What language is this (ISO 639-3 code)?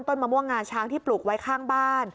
tha